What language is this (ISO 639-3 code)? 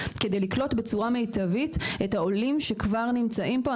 heb